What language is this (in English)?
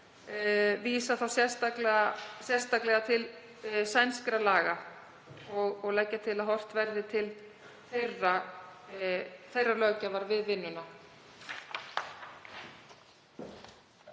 Icelandic